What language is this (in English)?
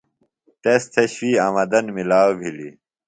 Phalura